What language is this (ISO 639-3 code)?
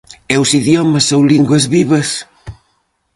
glg